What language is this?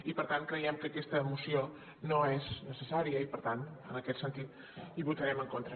Catalan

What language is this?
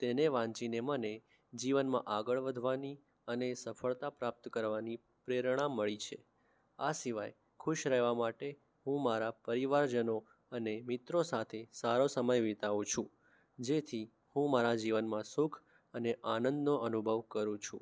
Gujarati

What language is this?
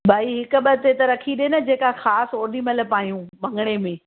Sindhi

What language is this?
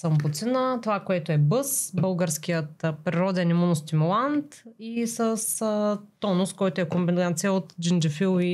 Bulgarian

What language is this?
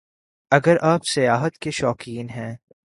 Urdu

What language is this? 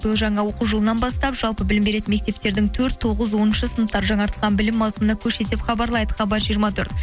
Kazakh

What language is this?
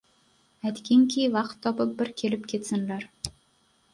Uzbek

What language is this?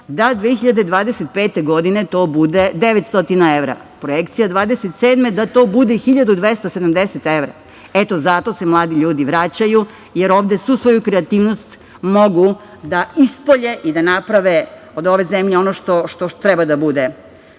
Serbian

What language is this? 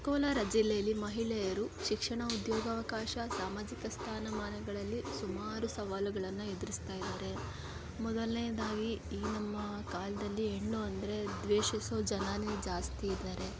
Kannada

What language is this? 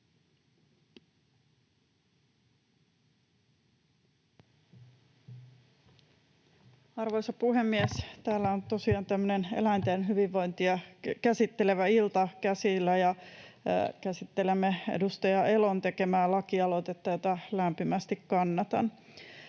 Finnish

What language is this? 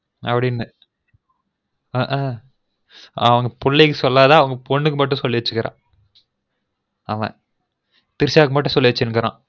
Tamil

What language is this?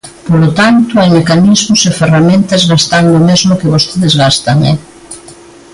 Galician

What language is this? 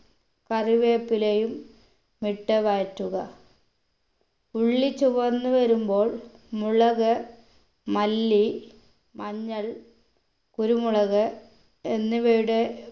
Malayalam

